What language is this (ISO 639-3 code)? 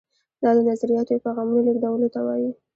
pus